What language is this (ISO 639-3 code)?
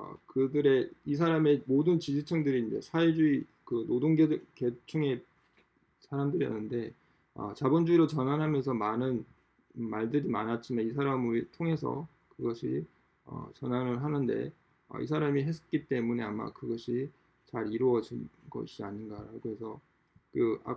kor